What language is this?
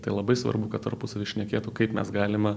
Lithuanian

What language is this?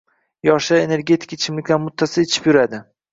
Uzbek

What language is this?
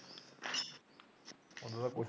Punjabi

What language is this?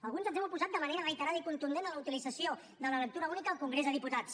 Catalan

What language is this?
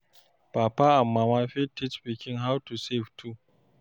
Nigerian Pidgin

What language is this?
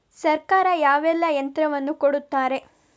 Kannada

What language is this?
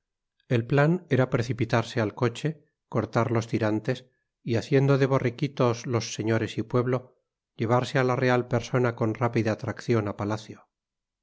Spanish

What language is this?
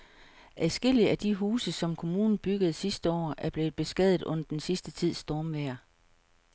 Danish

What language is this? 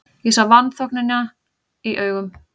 Icelandic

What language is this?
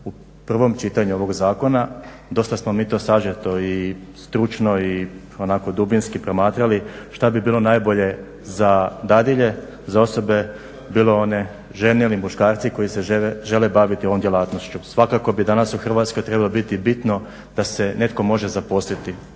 Croatian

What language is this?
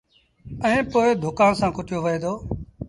Sindhi Bhil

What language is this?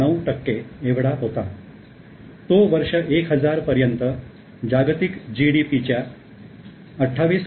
Marathi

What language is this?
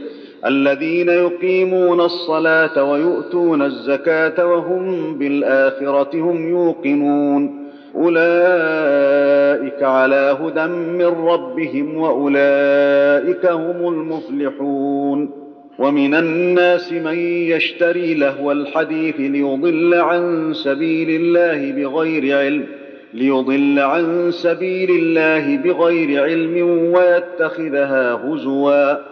Arabic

